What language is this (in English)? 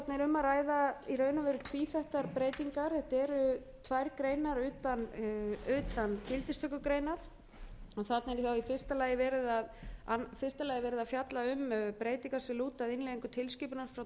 Icelandic